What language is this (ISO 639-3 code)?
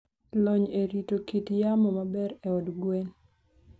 luo